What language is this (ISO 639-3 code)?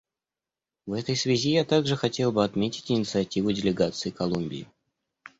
rus